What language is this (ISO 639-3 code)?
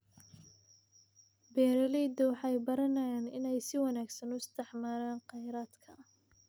som